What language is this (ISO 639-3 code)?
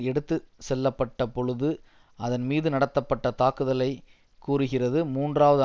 tam